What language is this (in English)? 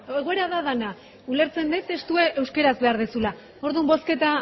Basque